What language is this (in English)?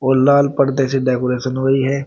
Hindi